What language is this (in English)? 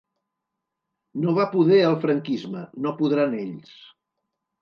Catalan